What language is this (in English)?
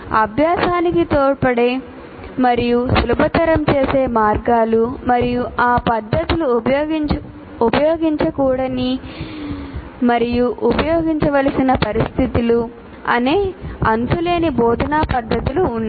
Telugu